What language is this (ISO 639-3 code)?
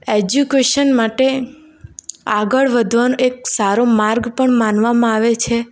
guj